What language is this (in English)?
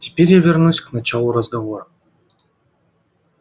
Russian